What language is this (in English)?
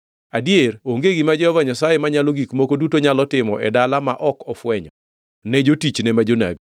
Luo (Kenya and Tanzania)